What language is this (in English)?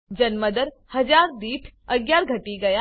Gujarati